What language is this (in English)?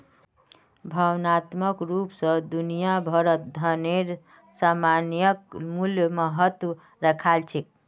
Magahi